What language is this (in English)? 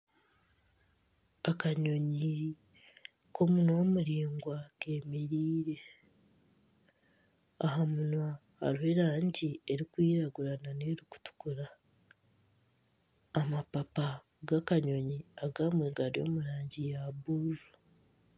Nyankole